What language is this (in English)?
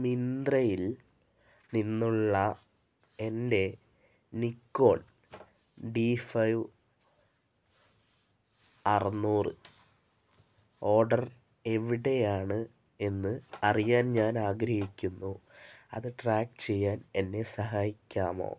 Malayalam